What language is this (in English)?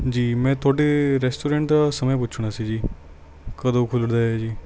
Punjabi